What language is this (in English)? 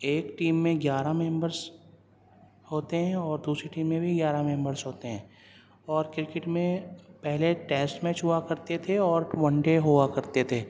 Urdu